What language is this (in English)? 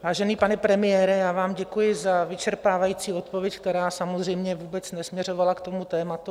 Czech